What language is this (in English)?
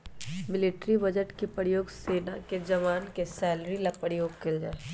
Magahi